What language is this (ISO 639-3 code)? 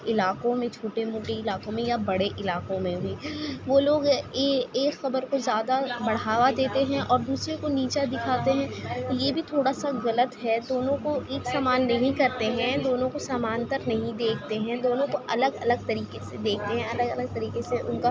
urd